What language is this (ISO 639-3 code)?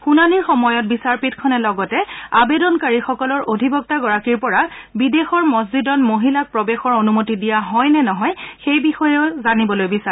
asm